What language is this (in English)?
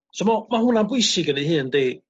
Welsh